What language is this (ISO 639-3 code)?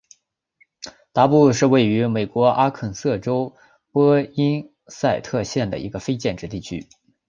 zho